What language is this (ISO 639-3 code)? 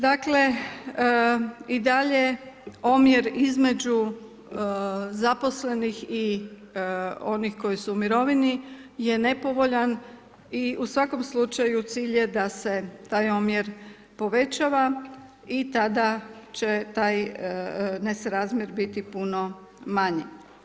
hrv